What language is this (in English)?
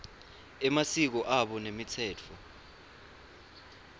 Swati